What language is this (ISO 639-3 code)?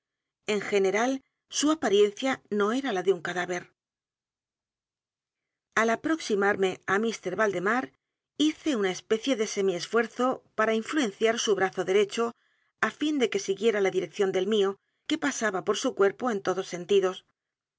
spa